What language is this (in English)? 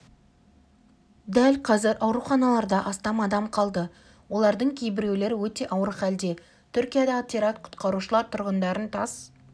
Kazakh